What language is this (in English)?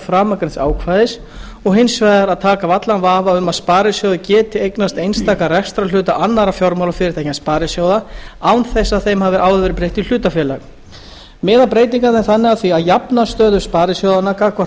Icelandic